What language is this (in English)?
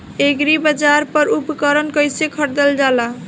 Bhojpuri